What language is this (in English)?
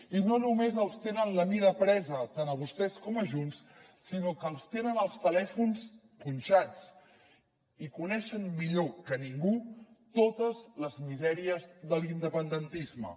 Catalan